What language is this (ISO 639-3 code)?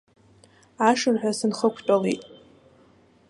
abk